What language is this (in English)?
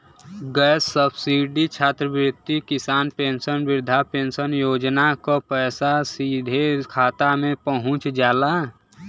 Bhojpuri